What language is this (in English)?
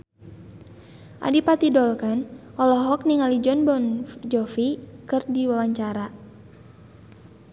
Sundanese